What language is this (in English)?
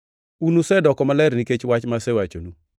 Luo (Kenya and Tanzania)